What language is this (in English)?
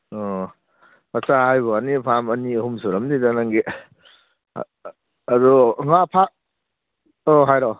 Manipuri